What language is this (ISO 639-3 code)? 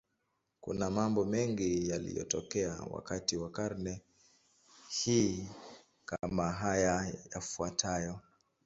swa